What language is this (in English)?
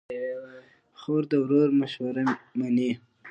Pashto